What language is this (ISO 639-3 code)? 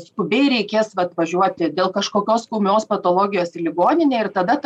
lit